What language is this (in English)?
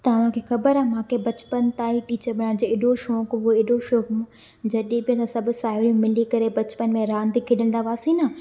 Sindhi